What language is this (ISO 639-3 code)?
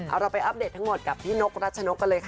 tha